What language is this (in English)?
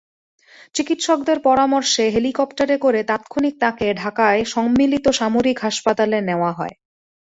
Bangla